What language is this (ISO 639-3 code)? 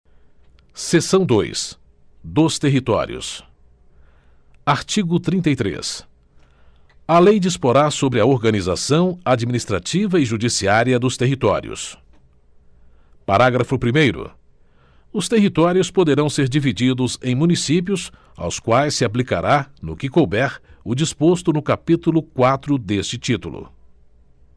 por